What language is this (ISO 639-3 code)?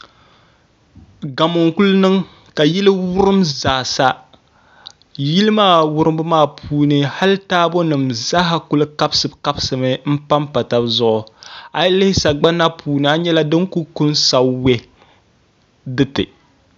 dag